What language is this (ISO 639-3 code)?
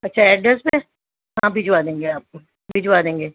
urd